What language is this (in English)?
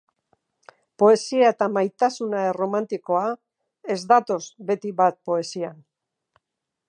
Basque